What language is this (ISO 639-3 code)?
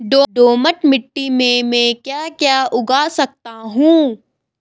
hin